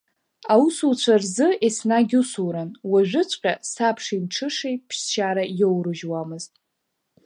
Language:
Abkhazian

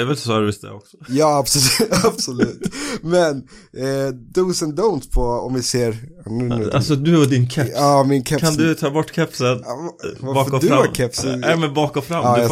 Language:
Swedish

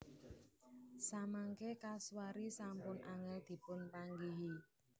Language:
Javanese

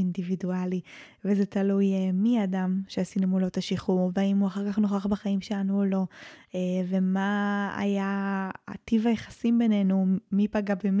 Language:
Hebrew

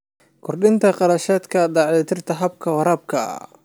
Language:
Somali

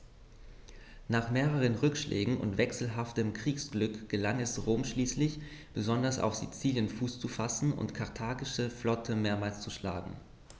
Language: German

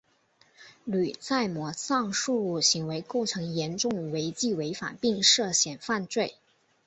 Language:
Chinese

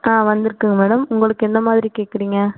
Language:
Tamil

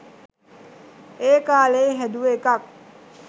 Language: Sinhala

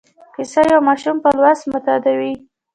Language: Pashto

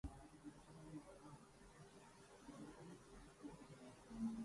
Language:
Urdu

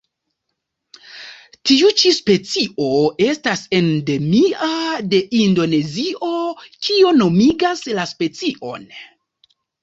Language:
Esperanto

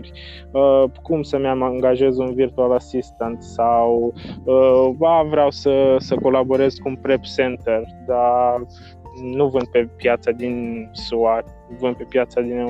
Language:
Romanian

